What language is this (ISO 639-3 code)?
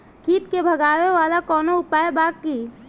bho